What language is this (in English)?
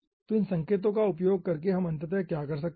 Hindi